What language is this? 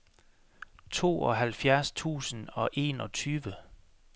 Danish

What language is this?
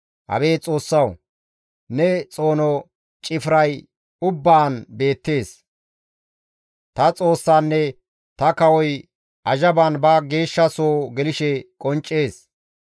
Gamo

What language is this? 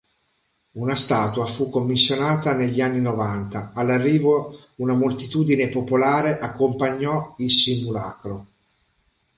Italian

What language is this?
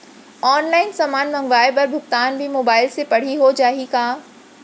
Chhattisgarhi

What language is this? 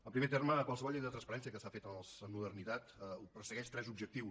Catalan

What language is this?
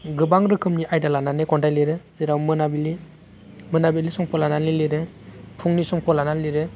Bodo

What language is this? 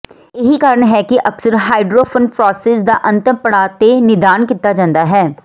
Punjabi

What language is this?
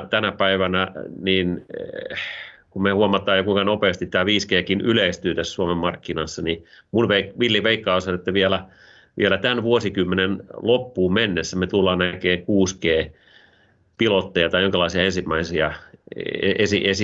Finnish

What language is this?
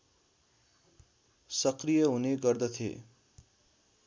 Nepali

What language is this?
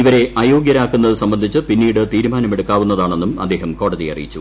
Malayalam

